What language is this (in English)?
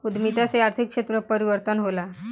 Bhojpuri